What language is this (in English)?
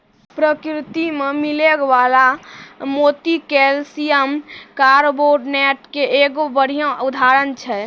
Maithili